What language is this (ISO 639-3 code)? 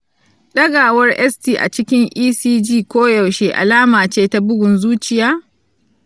hau